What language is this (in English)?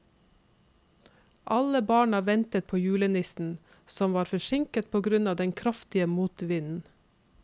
Norwegian